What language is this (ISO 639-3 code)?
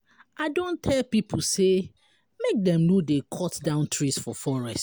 pcm